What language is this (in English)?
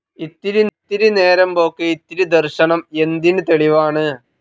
Malayalam